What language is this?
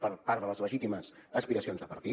Catalan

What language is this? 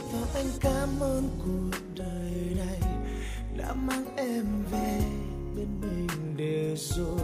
Vietnamese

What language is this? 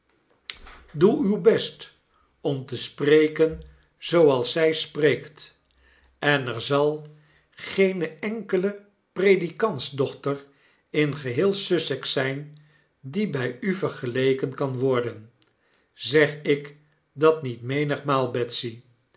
Dutch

